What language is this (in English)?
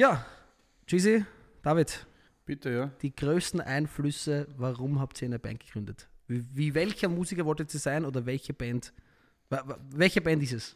German